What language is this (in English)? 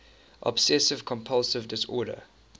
English